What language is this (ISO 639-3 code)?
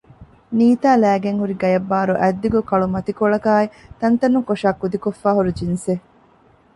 div